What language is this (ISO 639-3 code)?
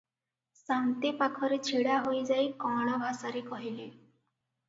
ori